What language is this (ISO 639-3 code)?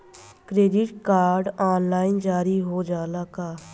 bho